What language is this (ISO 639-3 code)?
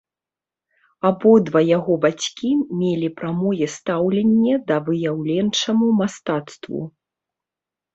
bel